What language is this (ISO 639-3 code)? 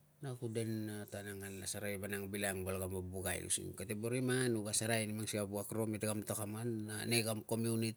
lcm